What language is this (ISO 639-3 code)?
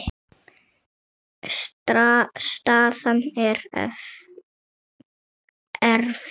isl